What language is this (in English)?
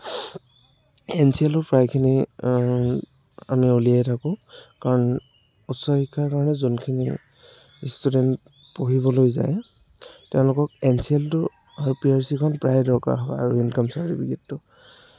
Assamese